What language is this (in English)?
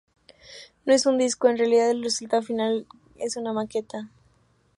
Spanish